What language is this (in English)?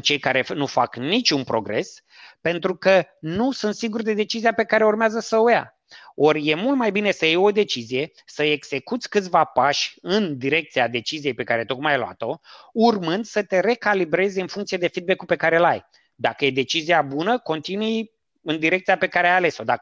Romanian